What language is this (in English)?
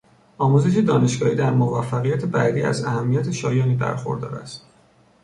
Persian